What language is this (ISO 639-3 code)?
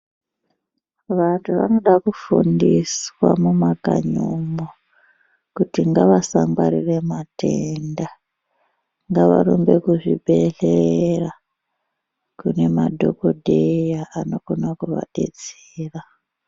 ndc